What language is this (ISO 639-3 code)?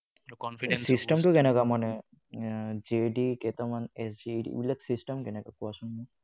asm